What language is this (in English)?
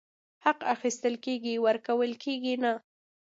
Pashto